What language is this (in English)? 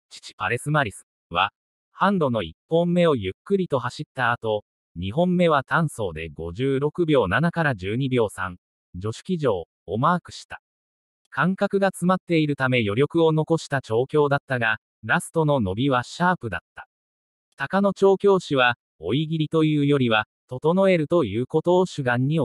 Japanese